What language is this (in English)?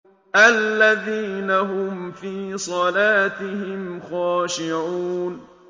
Arabic